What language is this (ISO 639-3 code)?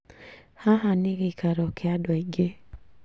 kik